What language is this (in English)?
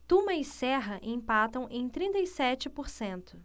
Portuguese